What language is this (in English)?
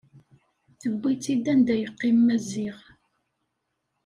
Kabyle